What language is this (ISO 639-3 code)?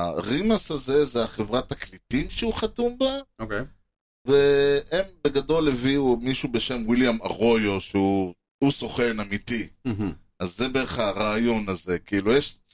heb